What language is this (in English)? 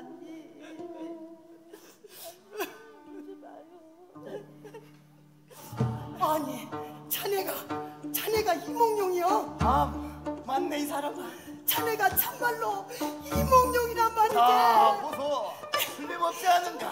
Korean